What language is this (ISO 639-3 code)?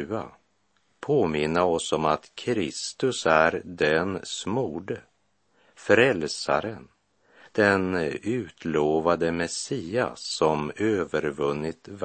swe